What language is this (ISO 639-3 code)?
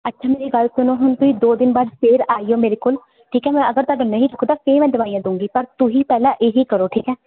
pan